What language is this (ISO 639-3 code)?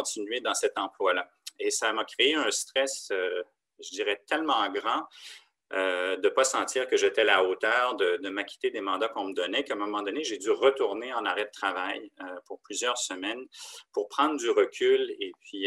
fra